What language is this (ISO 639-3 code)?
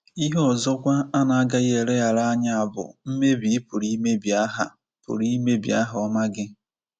ibo